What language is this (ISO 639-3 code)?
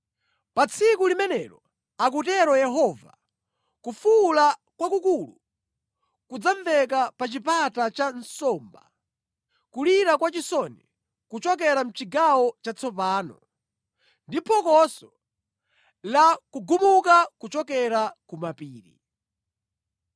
nya